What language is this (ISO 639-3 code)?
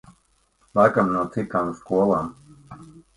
lav